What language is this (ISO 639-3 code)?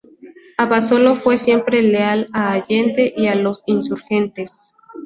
spa